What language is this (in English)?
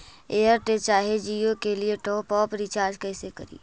Magahi